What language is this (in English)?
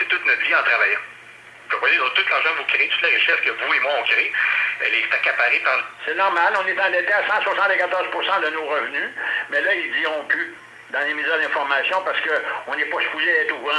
French